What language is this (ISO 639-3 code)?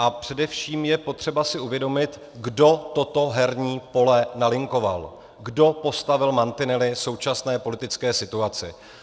ces